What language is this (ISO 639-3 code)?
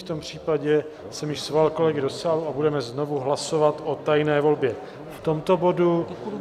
ces